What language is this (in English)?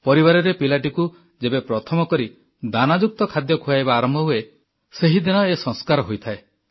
Odia